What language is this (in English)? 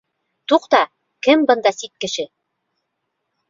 Bashkir